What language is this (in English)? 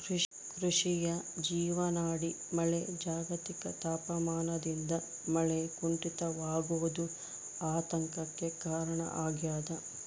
Kannada